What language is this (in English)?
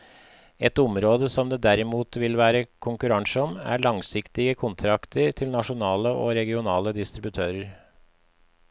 Norwegian